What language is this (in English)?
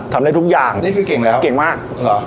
Thai